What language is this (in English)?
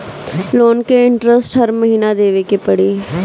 Bhojpuri